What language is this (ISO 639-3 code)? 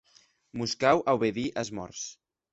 oci